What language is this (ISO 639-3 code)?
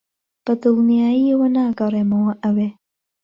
ckb